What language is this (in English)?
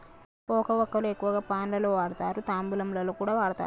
Telugu